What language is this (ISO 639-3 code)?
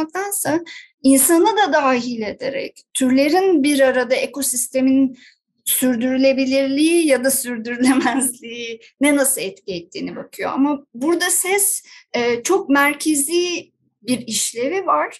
tur